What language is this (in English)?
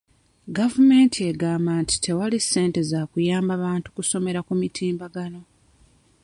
Ganda